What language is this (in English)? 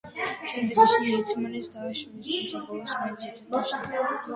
Georgian